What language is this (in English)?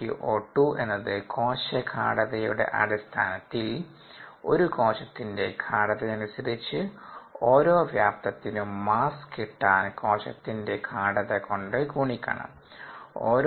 Malayalam